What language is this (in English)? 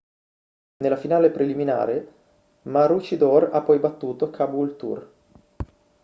Italian